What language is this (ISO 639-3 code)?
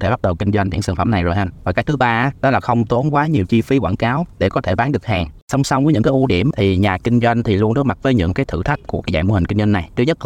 vie